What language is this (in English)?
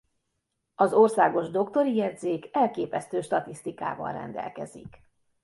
Hungarian